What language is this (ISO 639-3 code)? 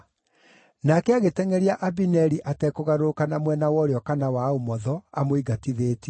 kik